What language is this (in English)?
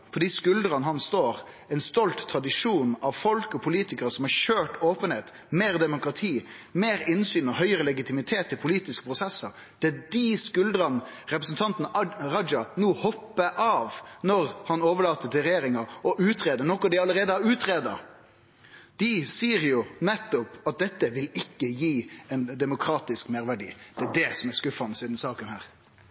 Norwegian Nynorsk